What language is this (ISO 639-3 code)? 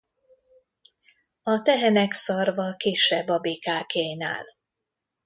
hun